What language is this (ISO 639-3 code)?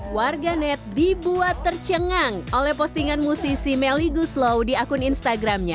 ind